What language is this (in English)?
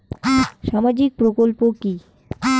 Bangla